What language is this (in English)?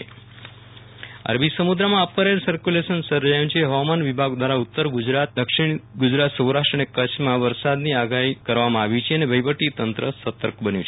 Gujarati